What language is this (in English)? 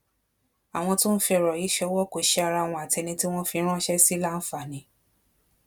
Yoruba